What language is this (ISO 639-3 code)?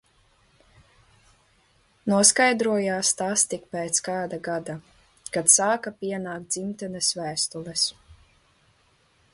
lav